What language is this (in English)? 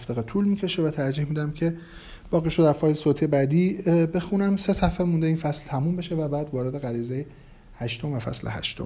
Persian